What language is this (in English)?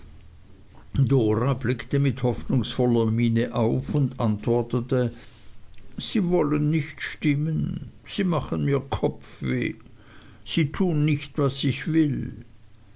German